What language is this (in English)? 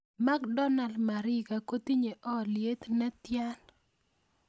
Kalenjin